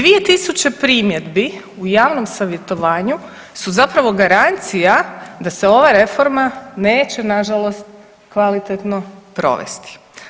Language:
Croatian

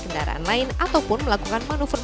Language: Indonesian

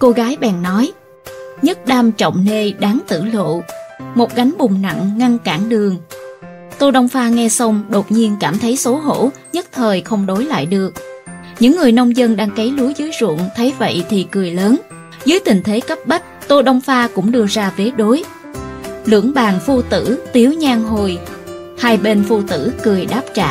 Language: Vietnamese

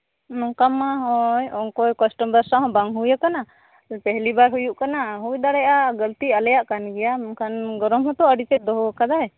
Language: Santali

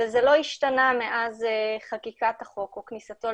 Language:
Hebrew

